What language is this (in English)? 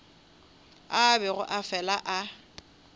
Northern Sotho